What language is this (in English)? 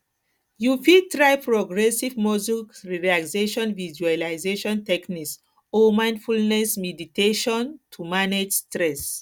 Nigerian Pidgin